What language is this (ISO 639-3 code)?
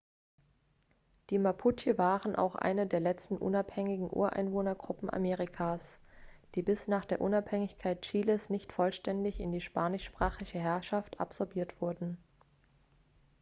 deu